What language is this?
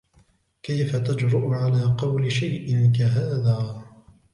Arabic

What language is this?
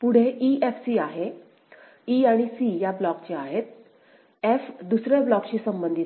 Marathi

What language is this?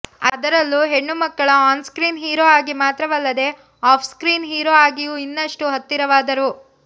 Kannada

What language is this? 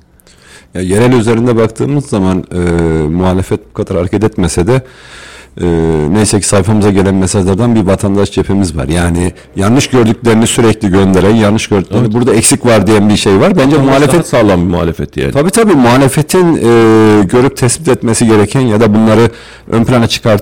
Turkish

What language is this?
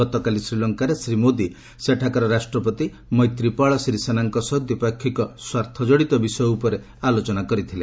Odia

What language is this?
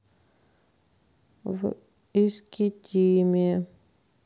Russian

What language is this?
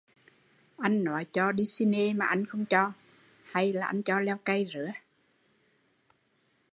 Vietnamese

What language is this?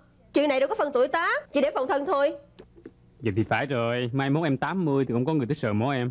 Vietnamese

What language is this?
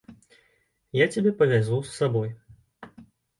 Belarusian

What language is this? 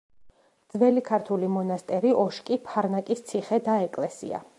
Georgian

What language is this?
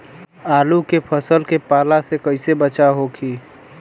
Bhojpuri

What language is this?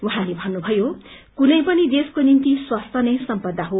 Nepali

